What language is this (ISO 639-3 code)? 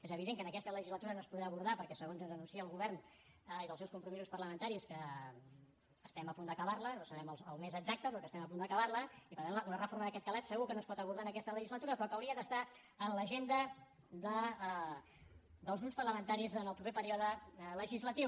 cat